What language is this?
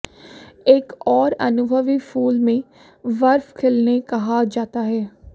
Hindi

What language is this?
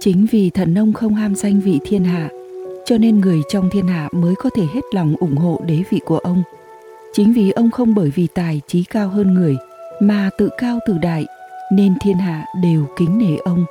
Vietnamese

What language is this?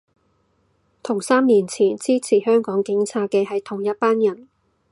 Cantonese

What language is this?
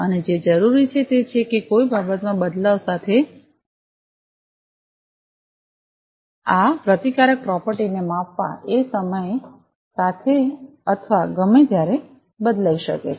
Gujarati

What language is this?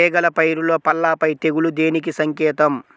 Telugu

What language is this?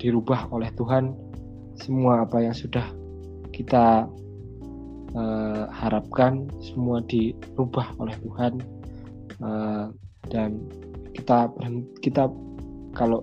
Indonesian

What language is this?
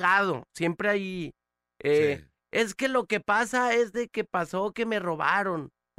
Spanish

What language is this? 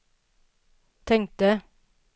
Swedish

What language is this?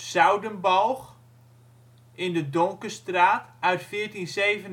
Dutch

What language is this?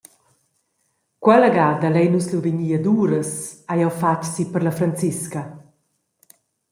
Romansh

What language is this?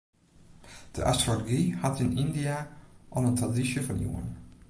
Western Frisian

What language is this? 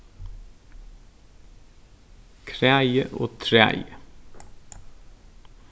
Faroese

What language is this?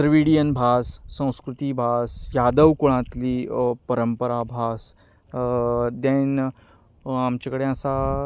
Konkani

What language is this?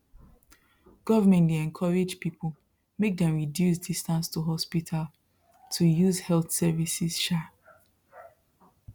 Nigerian Pidgin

